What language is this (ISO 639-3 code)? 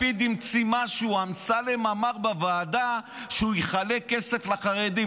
heb